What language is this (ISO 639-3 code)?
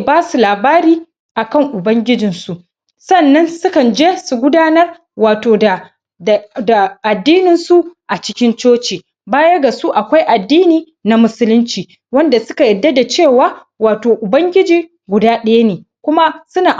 hau